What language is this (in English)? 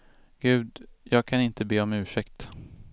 Swedish